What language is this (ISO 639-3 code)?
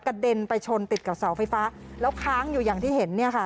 tha